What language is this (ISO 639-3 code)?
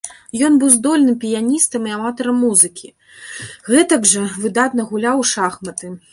bel